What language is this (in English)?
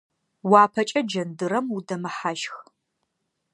Adyghe